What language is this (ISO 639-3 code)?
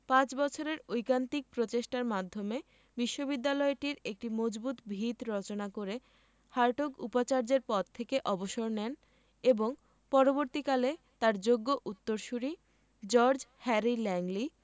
ben